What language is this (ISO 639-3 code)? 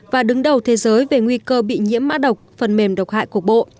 vie